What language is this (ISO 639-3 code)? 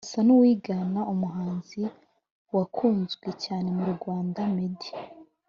kin